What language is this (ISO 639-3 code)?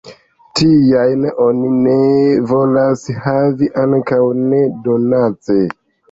epo